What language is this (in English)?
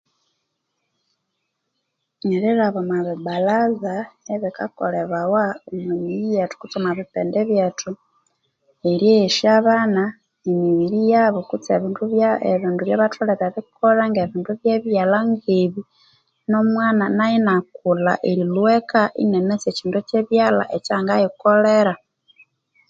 Konzo